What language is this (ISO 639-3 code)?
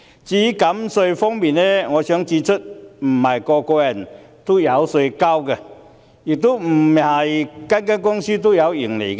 yue